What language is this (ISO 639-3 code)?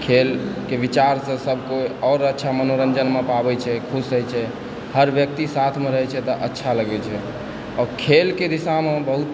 mai